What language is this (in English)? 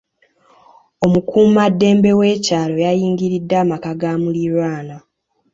Ganda